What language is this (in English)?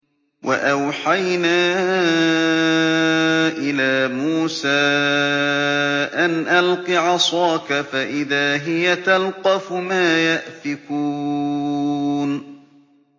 Arabic